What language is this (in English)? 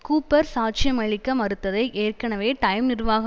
Tamil